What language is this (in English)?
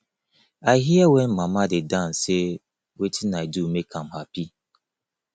Nigerian Pidgin